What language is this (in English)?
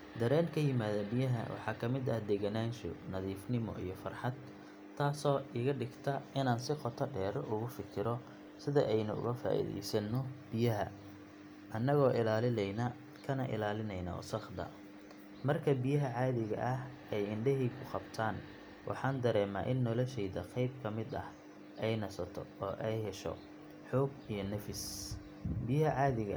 Somali